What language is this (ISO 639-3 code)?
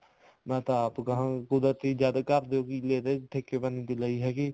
pan